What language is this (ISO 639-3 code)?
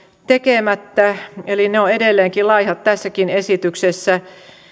fin